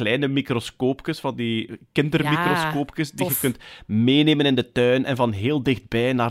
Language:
Dutch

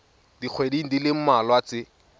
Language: Tswana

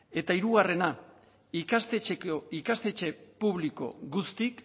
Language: Basque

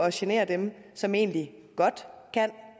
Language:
Danish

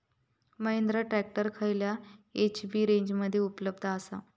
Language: Marathi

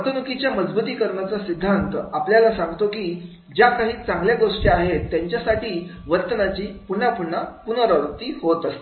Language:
Marathi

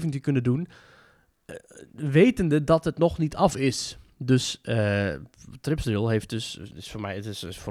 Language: Dutch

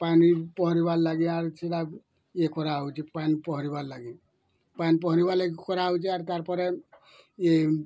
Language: Odia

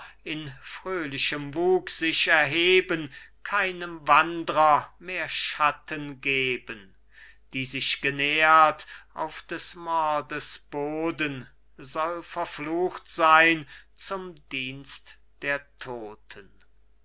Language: German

